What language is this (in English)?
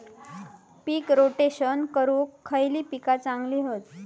Marathi